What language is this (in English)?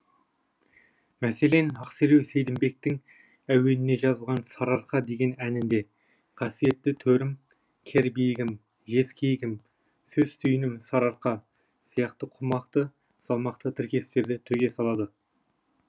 Kazakh